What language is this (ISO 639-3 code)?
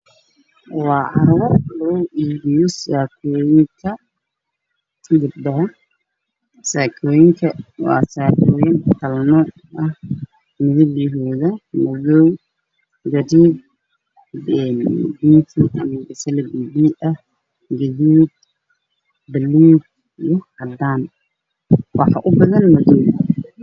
som